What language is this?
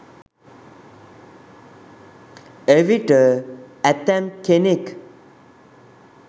Sinhala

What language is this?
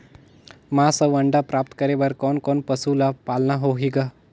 Chhattisgarhi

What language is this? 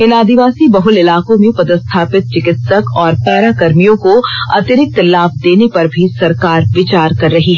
Hindi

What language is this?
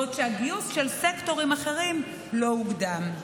Hebrew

